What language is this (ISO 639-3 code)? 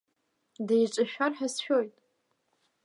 abk